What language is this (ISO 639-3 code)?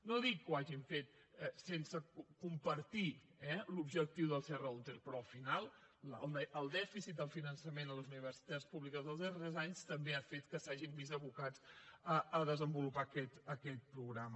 cat